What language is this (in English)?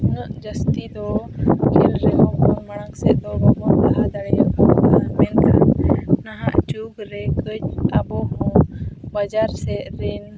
Santali